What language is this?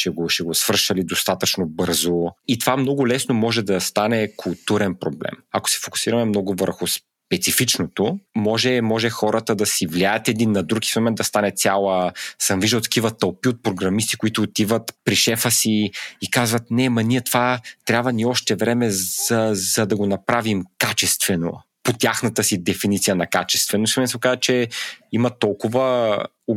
Bulgarian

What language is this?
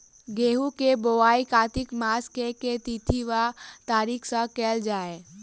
Maithili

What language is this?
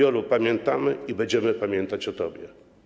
Polish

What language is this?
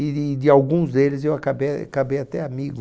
Portuguese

